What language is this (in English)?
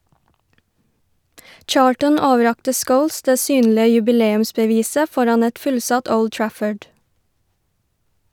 Norwegian